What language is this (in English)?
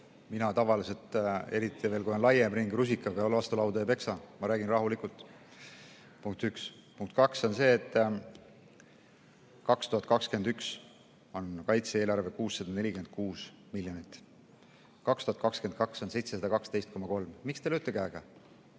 Estonian